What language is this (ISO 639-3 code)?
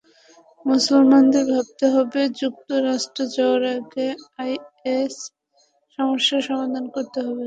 ben